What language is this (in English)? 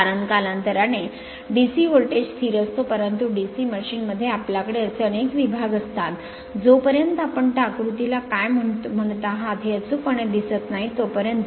Marathi